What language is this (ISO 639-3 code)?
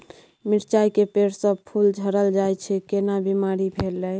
mai